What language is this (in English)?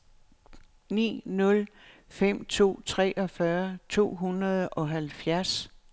Danish